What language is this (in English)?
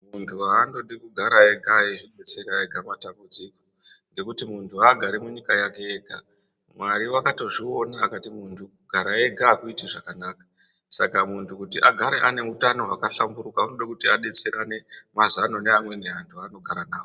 Ndau